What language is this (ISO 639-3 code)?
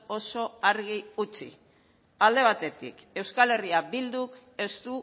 eus